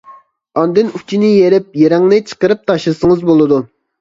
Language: Uyghur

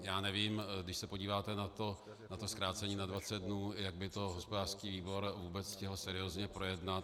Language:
Czech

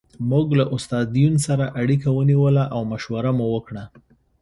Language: Pashto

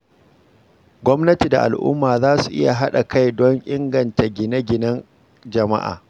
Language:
Hausa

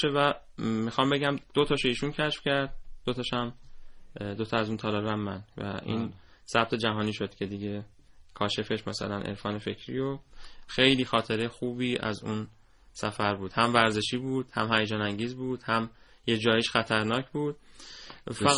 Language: Persian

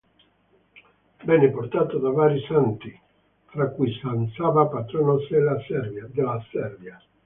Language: Italian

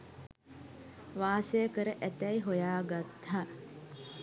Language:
Sinhala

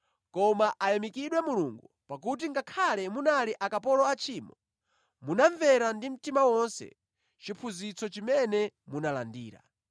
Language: Nyanja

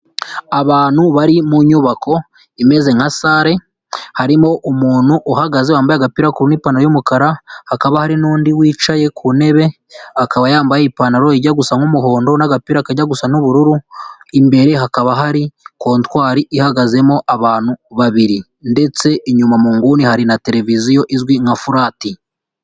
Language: Kinyarwanda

